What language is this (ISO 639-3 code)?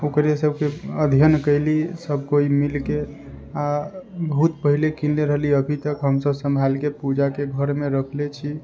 mai